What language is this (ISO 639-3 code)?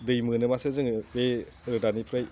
brx